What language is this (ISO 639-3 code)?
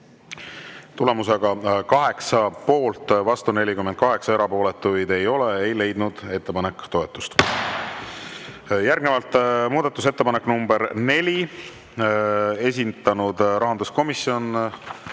est